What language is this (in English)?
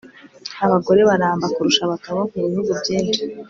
Kinyarwanda